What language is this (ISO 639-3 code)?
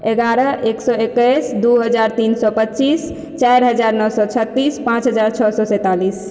mai